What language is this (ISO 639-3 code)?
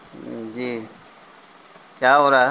urd